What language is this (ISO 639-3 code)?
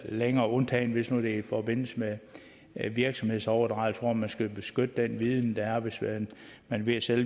dan